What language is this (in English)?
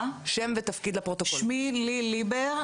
Hebrew